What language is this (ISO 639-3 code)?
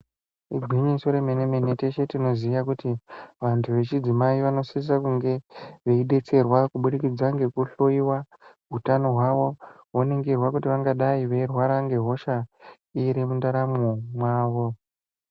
ndc